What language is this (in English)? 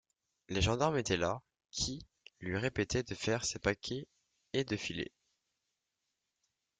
French